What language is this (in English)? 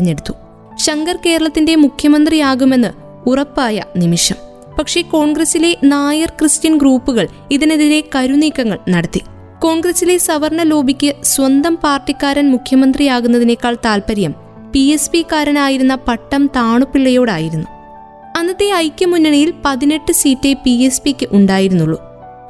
Malayalam